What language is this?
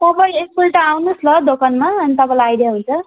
Nepali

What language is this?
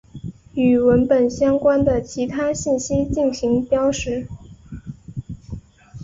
Chinese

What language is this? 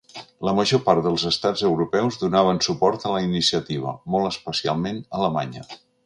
Catalan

